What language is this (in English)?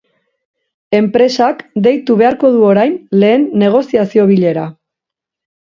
Basque